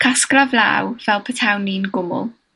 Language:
Welsh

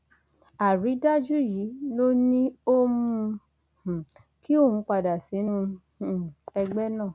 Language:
Yoruba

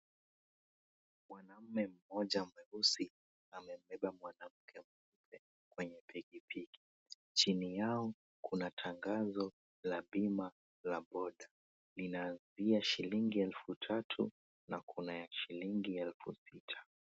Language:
Swahili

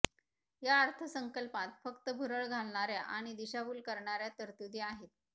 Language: Marathi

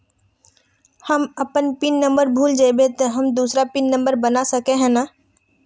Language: Magahi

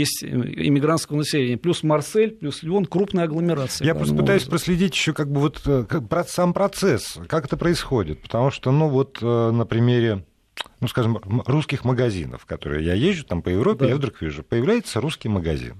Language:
Russian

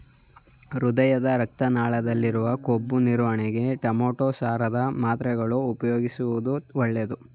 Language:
Kannada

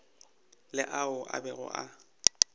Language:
Northern Sotho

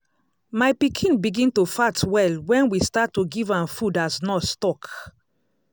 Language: Nigerian Pidgin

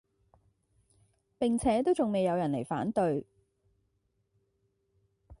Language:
Cantonese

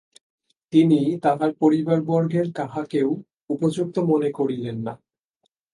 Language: Bangla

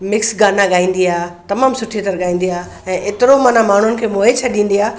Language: Sindhi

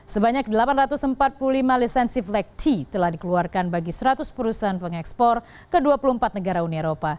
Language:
Indonesian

